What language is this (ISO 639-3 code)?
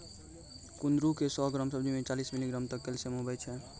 mai